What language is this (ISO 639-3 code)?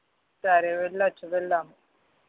tel